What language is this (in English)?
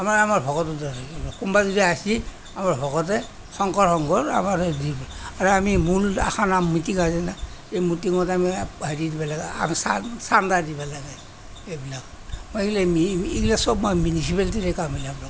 Assamese